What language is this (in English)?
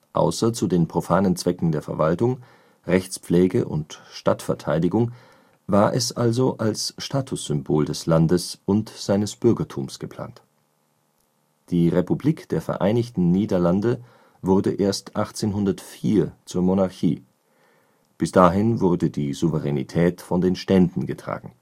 German